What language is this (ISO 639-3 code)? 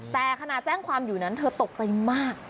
tha